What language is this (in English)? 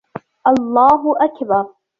Arabic